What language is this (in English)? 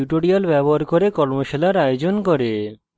Bangla